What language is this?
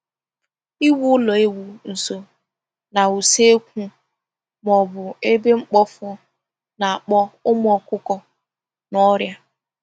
Igbo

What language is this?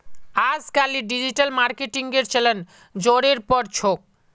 Magahi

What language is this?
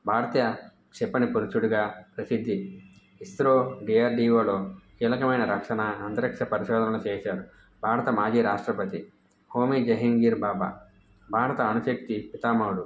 Telugu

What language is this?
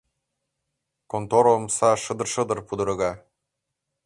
Mari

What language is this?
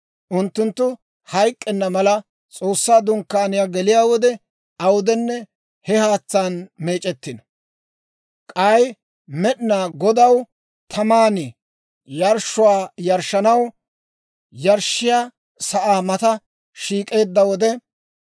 Dawro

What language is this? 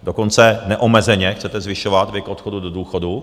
Czech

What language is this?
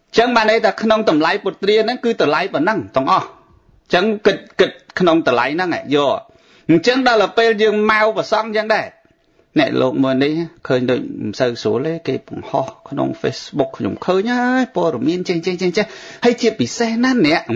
Vietnamese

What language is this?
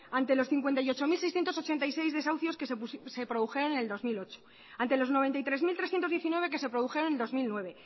Spanish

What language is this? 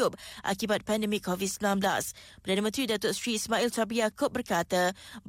Malay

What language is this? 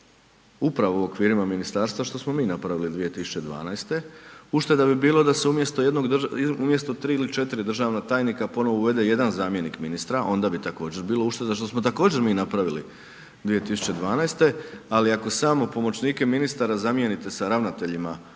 Croatian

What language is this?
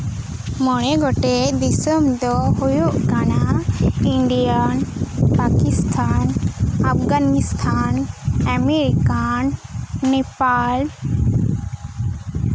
Santali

